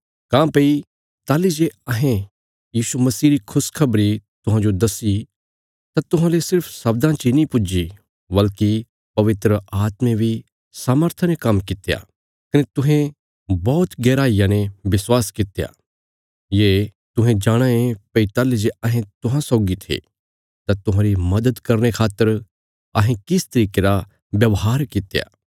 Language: Bilaspuri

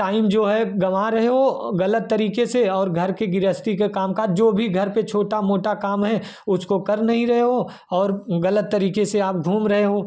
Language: Hindi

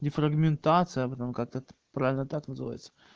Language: Russian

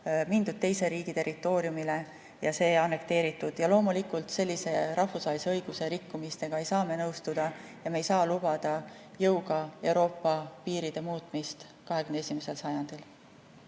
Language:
Estonian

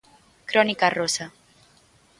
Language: Galician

